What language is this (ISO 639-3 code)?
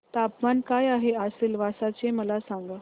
mar